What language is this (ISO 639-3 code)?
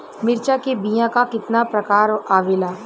bho